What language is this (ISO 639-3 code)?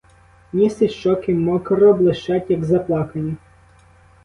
ukr